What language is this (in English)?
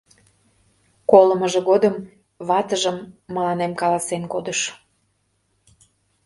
Mari